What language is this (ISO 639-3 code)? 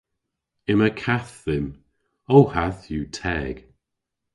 cor